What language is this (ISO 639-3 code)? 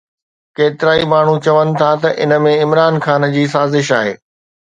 snd